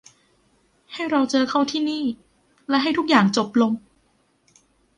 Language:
Thai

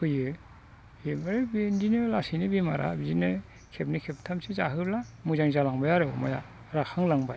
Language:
Bodo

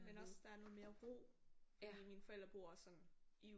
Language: Danish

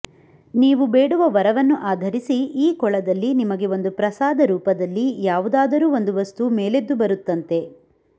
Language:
Kannada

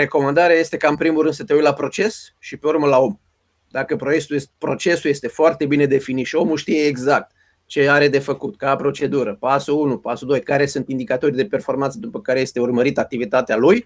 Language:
Romanian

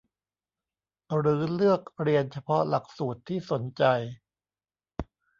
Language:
Thai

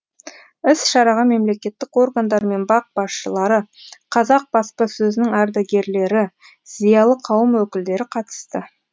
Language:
Kazakh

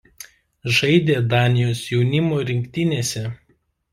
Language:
Lithuanian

